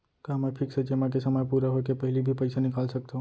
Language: Chhattisgarhi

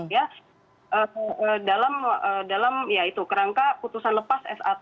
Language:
Indonesian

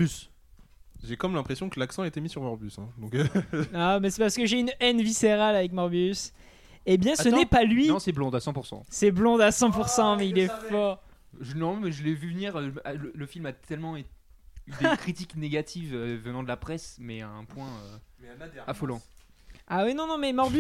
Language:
French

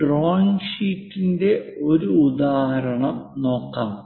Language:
Malayalam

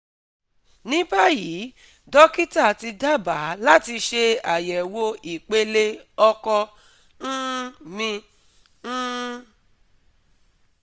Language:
Yoruba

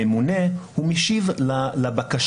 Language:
Hebrew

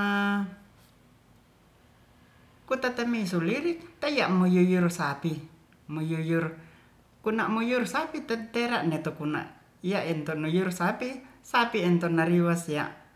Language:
Ratahan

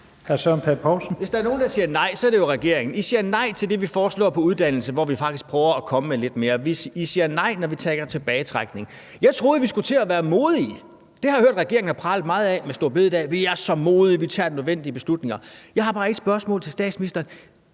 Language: Danish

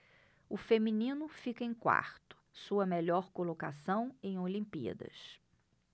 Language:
Portuguese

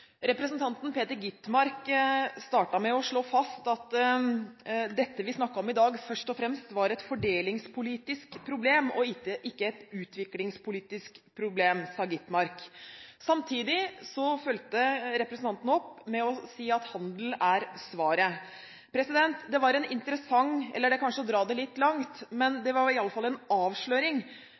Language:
Norwegian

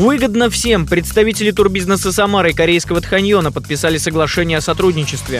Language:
Russian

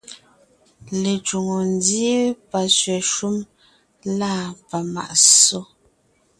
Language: Ngiemboon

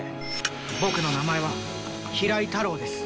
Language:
Japanese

